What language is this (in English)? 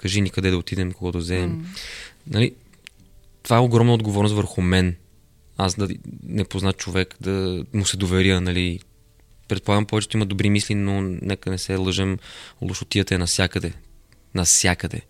Bulgarian